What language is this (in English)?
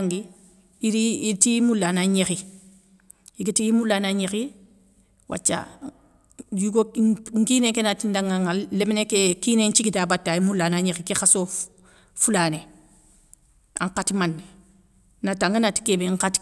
Soninke